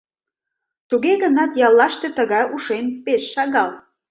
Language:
Mari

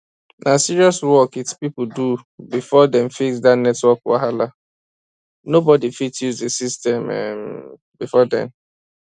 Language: Nigerian Pidgin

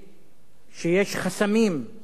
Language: Hebrew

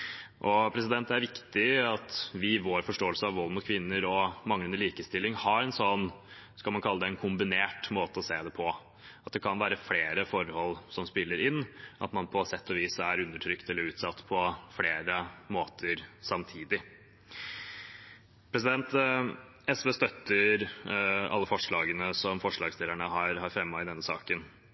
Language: Norwegian Bokmål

